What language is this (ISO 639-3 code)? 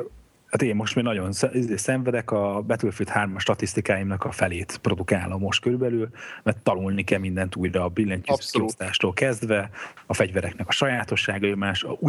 hun